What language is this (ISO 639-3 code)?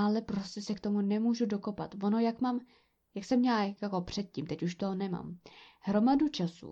ces